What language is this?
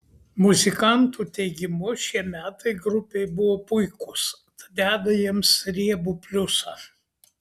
Lithuanian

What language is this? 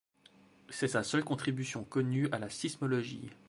French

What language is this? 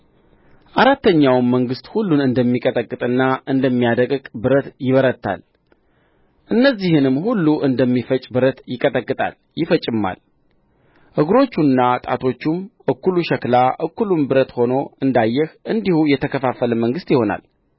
Amharic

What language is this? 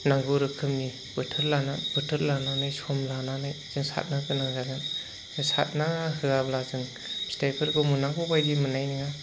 Bodo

